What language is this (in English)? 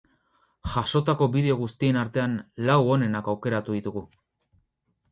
Basque